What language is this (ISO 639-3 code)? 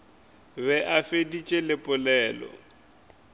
nso